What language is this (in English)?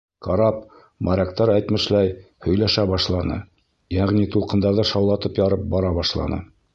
Bashkir